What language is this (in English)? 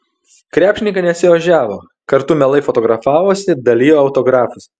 Lithuanian